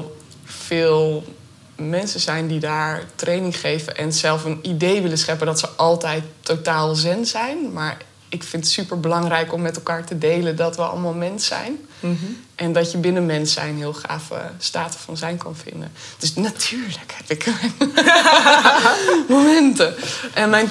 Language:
Dutch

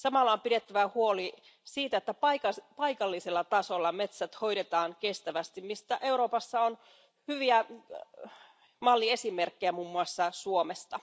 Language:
Finnish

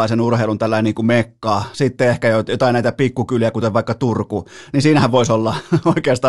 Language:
Finnish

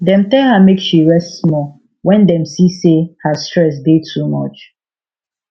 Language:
Nigerian Pidgin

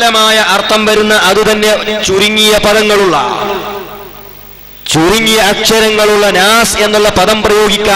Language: Arabic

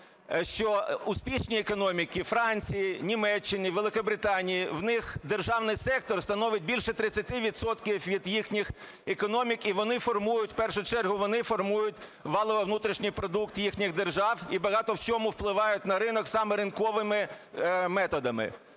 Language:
Ukrainian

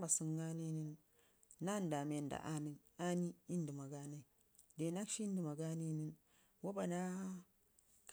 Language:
Ngizim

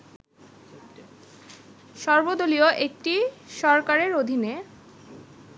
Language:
Bangla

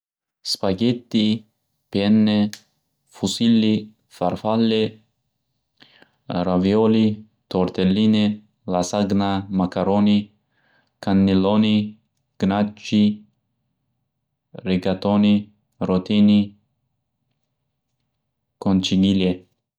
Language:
Uzbek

